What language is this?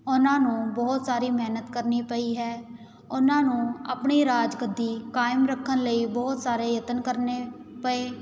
Punjabi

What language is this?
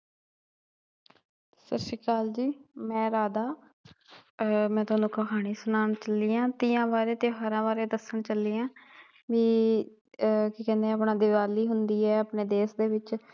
Punjabi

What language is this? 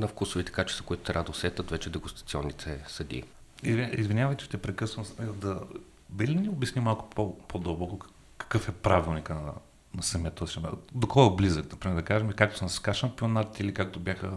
Bulgarian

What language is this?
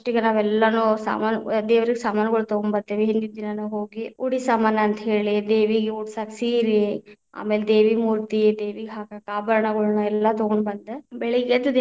Kannada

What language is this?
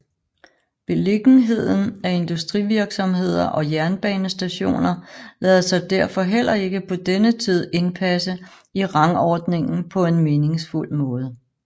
Danish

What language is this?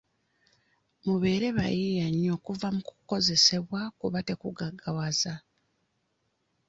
Ganda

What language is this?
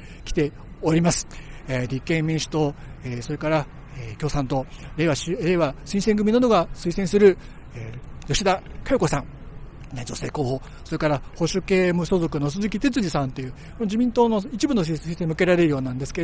Japanese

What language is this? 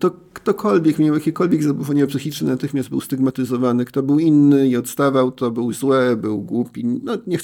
Polish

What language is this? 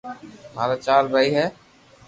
Loarki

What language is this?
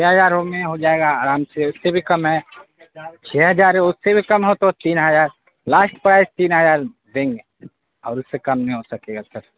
Urdu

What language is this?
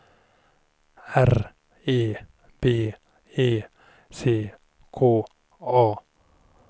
Swedish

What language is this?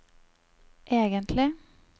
Norwegian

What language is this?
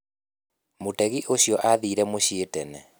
Kikuyu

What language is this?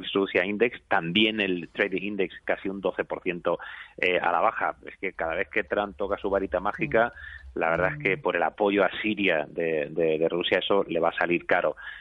Spanish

